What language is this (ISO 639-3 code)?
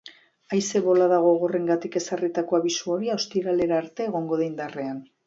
eus